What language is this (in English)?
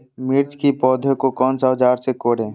Magahi